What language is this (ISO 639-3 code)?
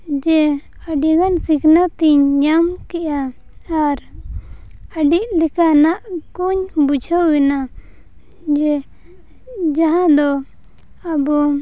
sat